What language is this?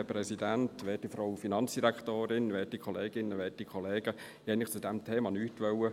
Swiss German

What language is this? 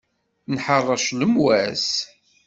Kabyle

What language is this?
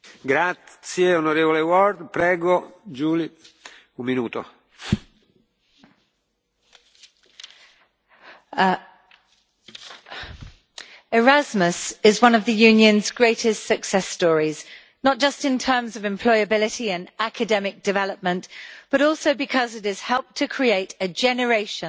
English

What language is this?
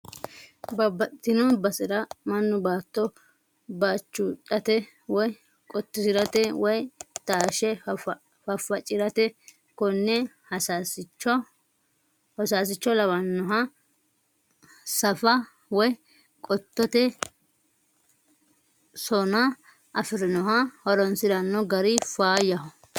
Sidamo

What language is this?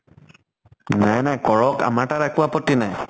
Assamese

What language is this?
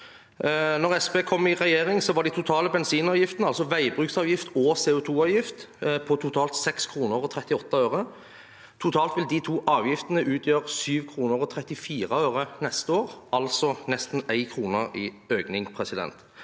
Norwegian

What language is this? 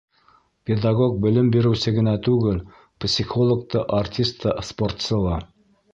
Bashkir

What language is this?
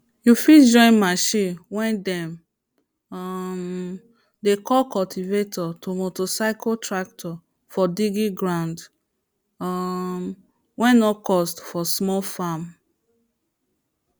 Nigerian Pidgin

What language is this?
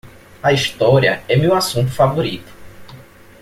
Portuguese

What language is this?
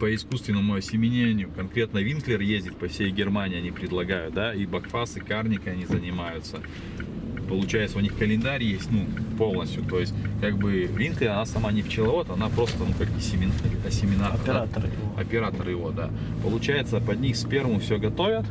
Russian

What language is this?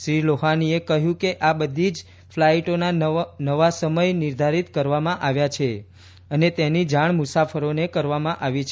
Gujarati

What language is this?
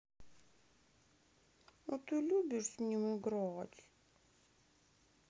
Russian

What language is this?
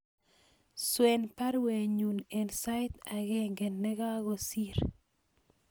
Kalenjin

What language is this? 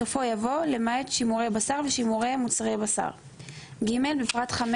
Hebrew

